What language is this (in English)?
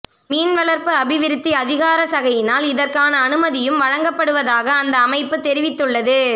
Tamil